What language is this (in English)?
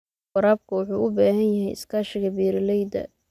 Somali